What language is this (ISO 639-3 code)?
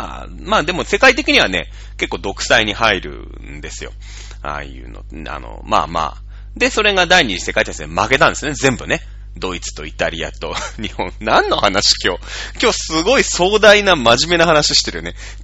jpn